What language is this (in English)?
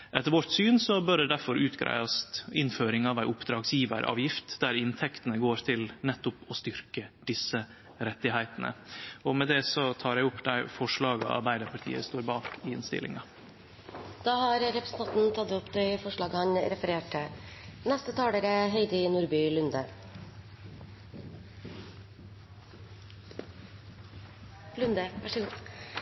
Norwegian